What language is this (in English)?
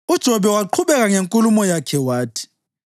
North Ndebele